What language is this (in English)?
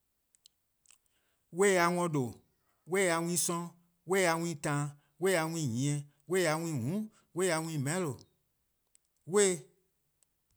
Eastern Krahn